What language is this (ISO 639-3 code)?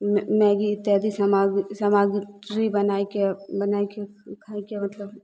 mai